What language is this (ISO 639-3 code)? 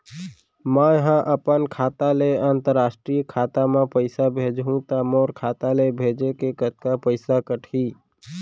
hne